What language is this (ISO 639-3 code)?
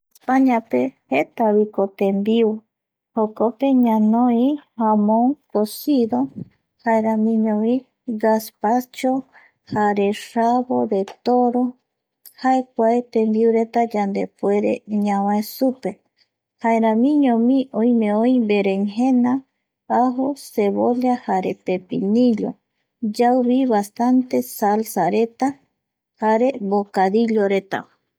gui